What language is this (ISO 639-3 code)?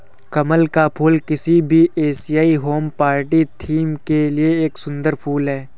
hin